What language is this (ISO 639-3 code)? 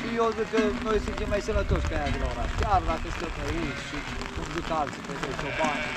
ron